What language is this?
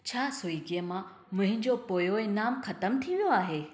Sindhi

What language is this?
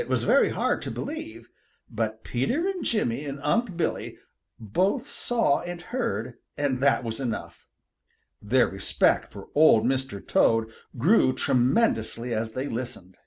English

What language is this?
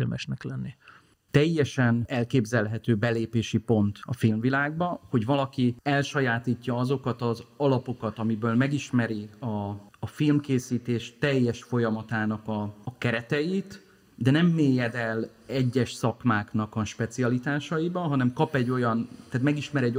Hungarian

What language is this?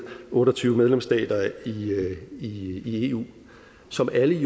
Danish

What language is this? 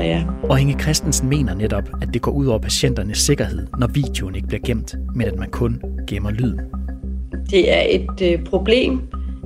Danish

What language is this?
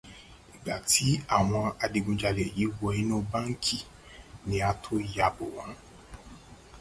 Yoruba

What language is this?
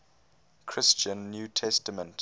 English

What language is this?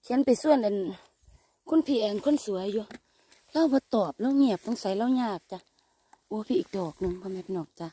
Thai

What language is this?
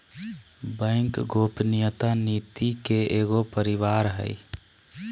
Magahi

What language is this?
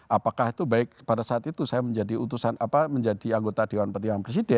Indonesian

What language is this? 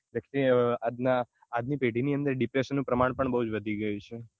Gujarati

